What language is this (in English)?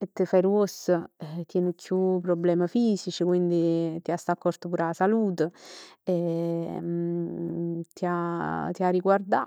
Neapolitan